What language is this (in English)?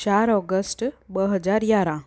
Sindhi